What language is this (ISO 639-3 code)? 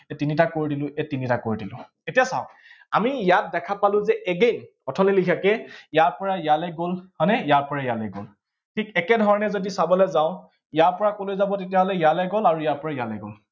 asm